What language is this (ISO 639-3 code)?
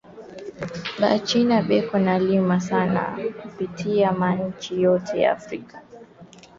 swa